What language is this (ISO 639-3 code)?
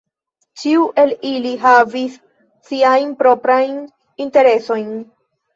epo